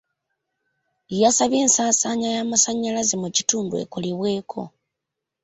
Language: Ganda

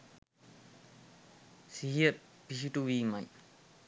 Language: Sinhala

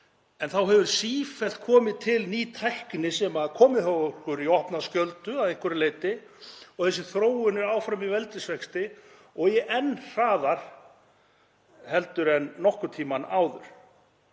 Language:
Icelandic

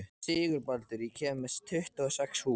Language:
Icelandic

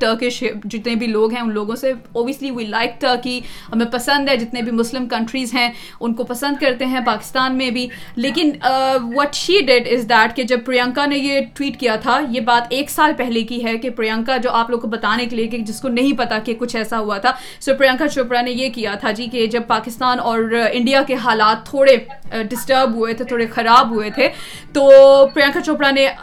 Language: Urdu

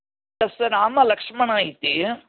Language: Sanskrit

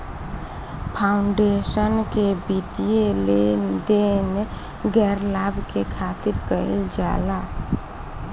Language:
Bhojpuri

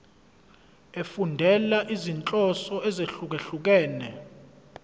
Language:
Zulu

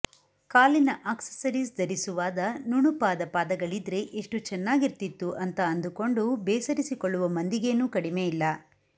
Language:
Kannada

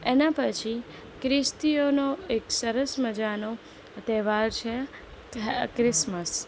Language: Gujarati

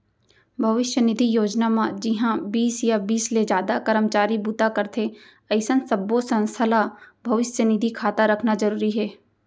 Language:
Chhattisgarhi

